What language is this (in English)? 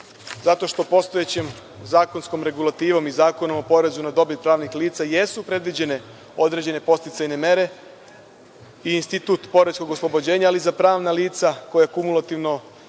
Serbian